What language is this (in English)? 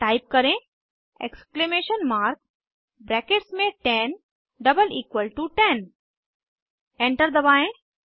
Hindi